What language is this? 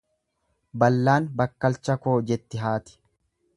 Oromo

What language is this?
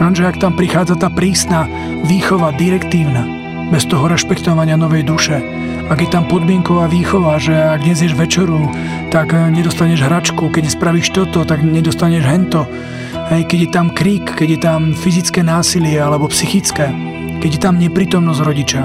Slovak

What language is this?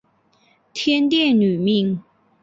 Chinese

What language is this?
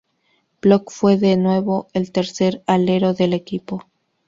Spanish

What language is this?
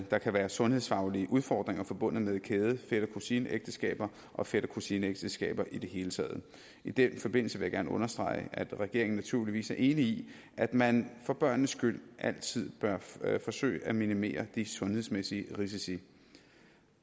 Danish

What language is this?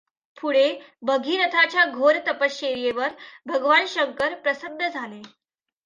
Marathi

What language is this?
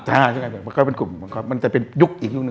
Thai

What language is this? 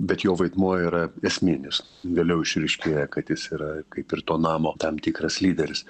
Lithuanian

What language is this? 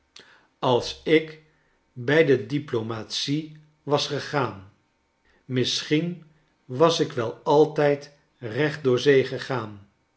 Dutch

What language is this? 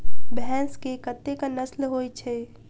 Maithili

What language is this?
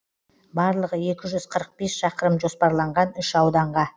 Kazakh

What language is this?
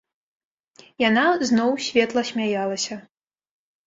Belarusian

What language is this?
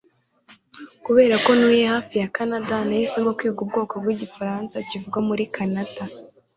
Kinyarwanda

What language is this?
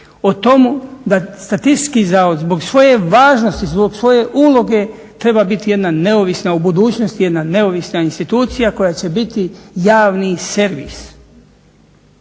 Croatian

